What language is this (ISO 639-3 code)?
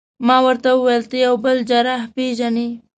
pus